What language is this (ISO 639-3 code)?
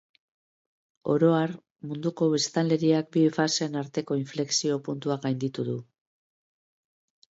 eus